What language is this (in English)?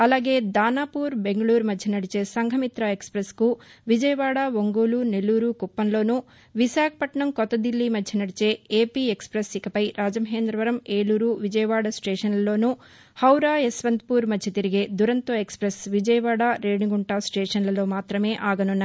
Telugu